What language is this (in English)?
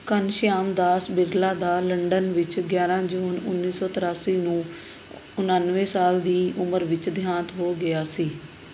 Punjabi